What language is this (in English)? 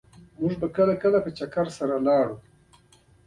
Pashto